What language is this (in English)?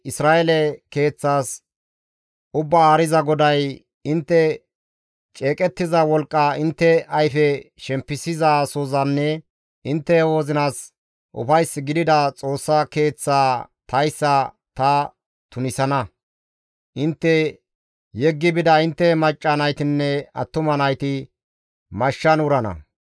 Gamo